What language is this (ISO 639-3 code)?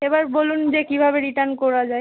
ben